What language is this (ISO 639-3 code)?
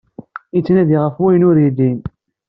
kab